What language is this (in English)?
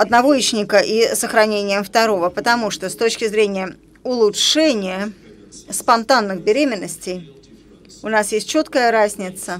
Russian